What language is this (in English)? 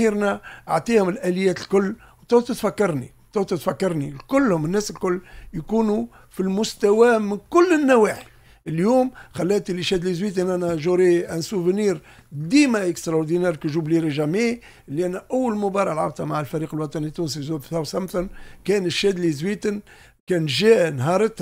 Arabic